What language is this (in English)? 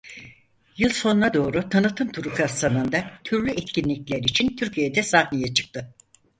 Turkish